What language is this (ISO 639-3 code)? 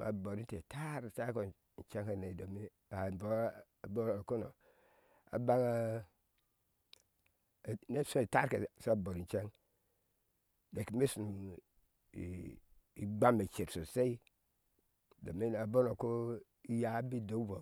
ahs